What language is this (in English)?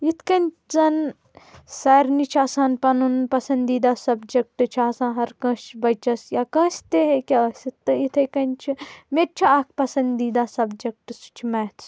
Kashmiri